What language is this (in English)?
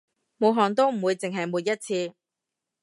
Cantonese